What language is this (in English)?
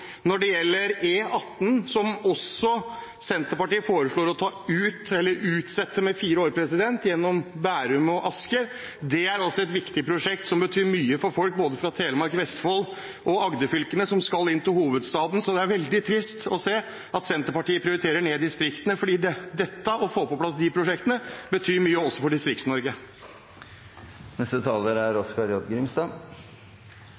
Norwegian